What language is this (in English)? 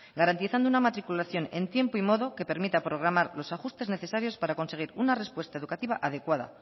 Spanish